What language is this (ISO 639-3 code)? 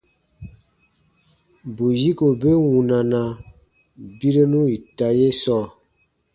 bba